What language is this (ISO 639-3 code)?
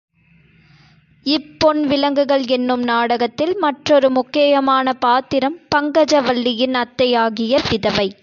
tam